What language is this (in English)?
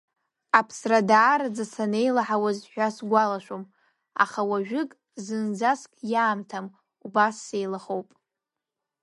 Abkhazian